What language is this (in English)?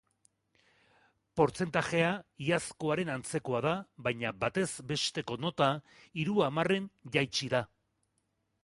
Basque